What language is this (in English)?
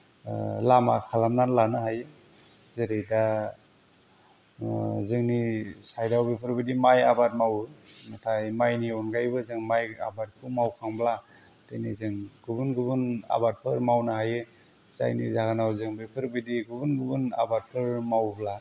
Bodo